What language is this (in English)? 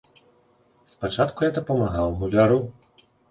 Belarusian